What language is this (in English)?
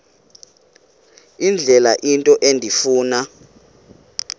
Xhosa